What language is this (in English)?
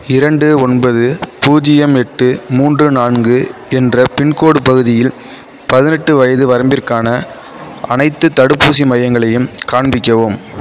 Tamil